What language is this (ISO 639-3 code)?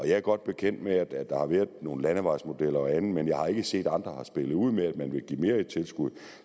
dan